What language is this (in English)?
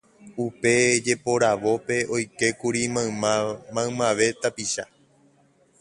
Guarani